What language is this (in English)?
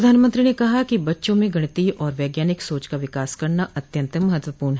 Hindi